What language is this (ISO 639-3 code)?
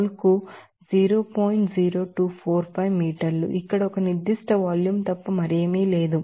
tel